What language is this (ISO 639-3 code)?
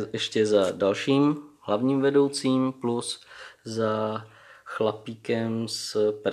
ces